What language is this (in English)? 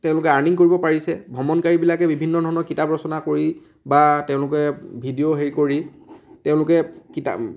Assamese